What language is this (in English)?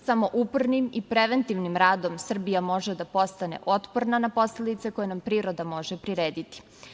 Serbian